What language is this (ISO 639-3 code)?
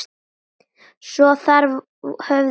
isl